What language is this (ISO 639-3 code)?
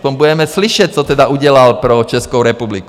ces